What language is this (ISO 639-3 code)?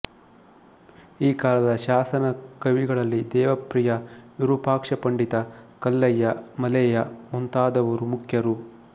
kan